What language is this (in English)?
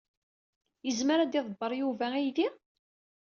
Kabyle